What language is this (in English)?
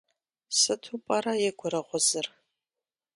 Kabardian